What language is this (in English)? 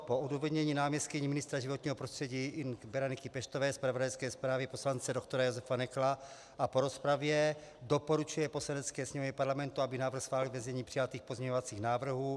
Czech